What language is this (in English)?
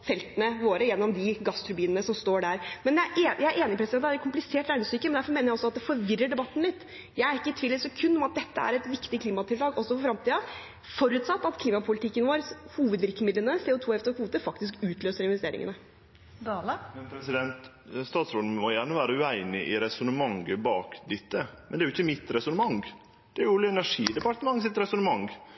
Norwegian